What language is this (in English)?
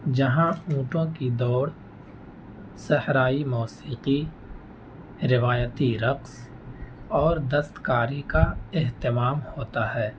Urdu